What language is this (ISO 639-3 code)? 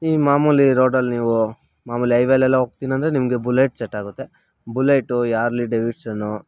kan